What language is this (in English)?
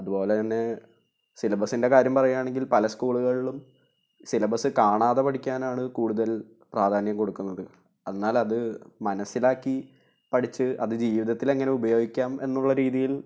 Malayalam